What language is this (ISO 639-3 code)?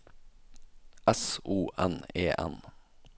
nor